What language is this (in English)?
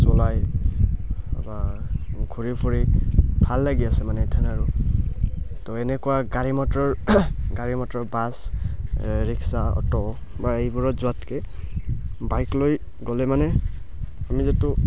Assamese